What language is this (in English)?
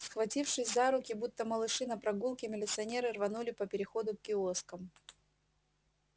Russian